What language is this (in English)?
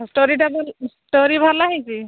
Odia